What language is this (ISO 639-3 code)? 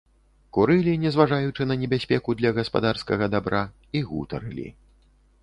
bel